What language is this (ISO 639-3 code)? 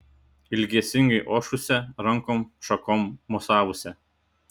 lit